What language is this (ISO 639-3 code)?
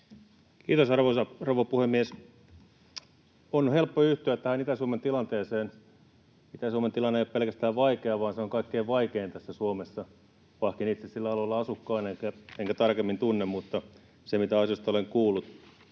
fin